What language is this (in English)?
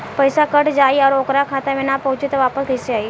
Bhojpuri